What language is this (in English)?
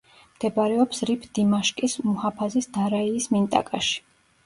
Georgian